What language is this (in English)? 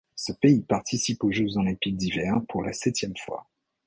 French